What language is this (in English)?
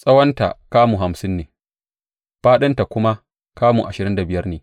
Hausa